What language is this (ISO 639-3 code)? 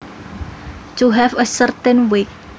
jav